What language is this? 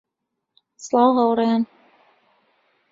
Central Kurdish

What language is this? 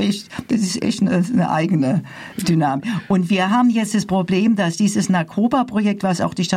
German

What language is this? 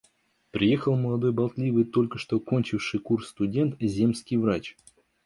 Russian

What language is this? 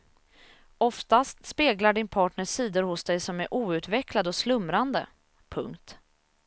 Swedish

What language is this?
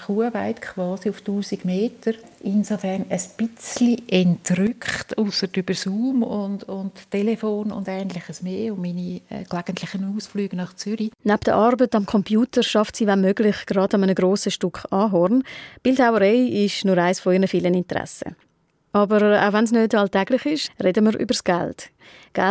German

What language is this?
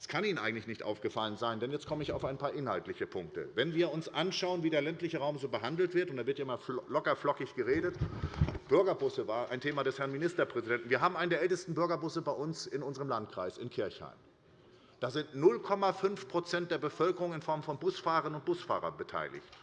German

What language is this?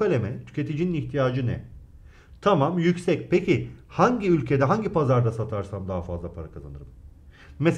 Turkish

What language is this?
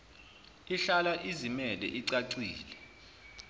Zulu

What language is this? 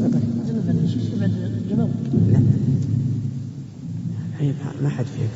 Arabic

